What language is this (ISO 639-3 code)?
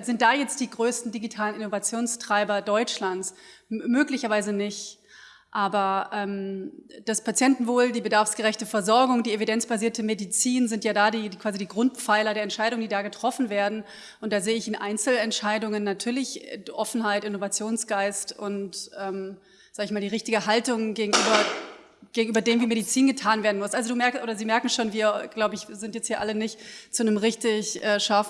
deu